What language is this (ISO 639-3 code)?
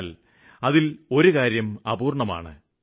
mal